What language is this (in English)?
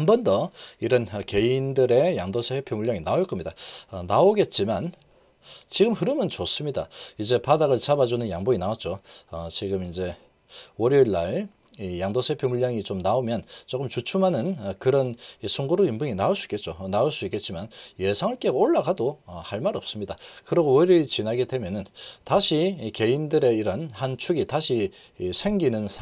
Korean